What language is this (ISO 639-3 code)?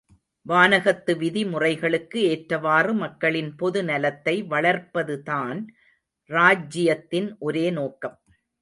tam